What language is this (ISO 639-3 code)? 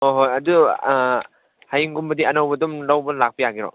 mni